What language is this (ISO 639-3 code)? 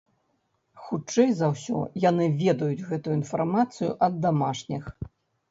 bel